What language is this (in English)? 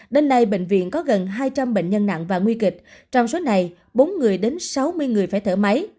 Vietnamese